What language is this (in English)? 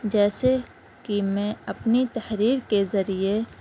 Urdu